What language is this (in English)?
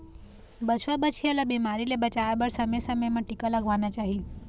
Chhattisgarhi